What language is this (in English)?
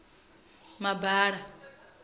Venda